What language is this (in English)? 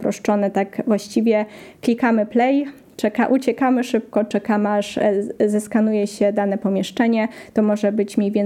Polish